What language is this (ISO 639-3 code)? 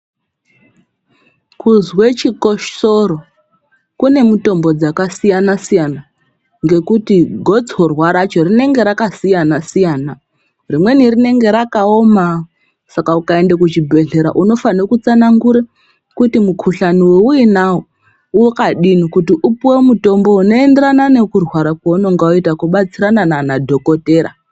ndc